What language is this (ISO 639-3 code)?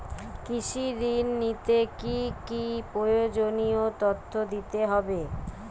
ben